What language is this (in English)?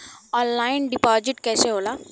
Bhojpuri